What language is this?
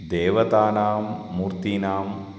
Sanskrit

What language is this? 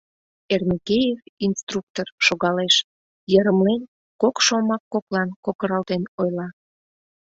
Mari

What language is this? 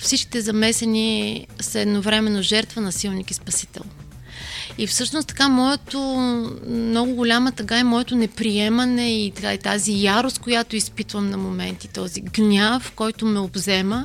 Bulgarian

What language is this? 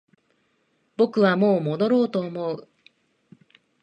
Japanese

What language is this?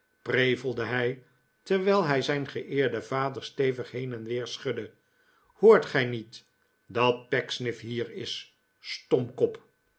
Dutch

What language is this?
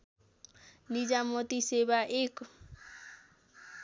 Nepali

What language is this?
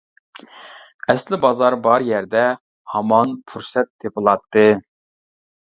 Uyghur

